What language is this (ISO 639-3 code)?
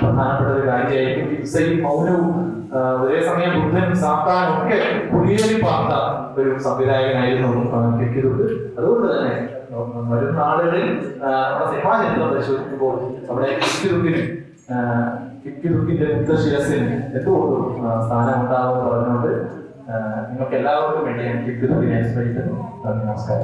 mal